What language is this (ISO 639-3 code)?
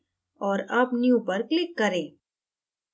hin